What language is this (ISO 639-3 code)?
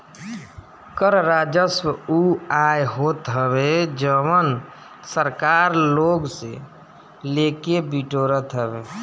bho